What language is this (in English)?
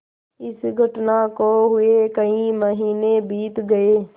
Hindi